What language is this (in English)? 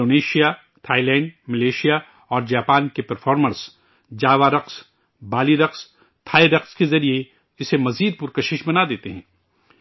Urdu